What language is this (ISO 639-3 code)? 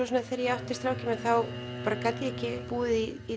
isl